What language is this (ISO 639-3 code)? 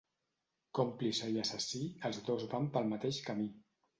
cat